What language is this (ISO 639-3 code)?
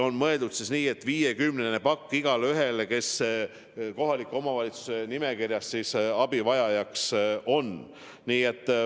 est